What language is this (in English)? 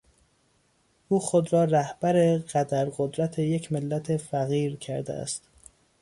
Persian